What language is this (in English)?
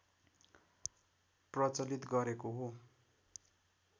Nepali